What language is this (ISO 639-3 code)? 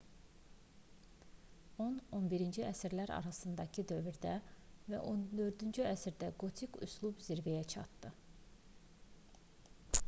aze